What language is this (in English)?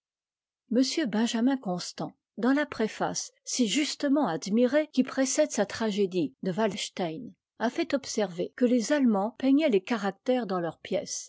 French